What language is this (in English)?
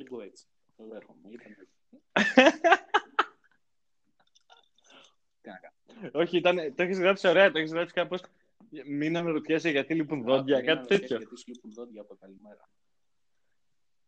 Greek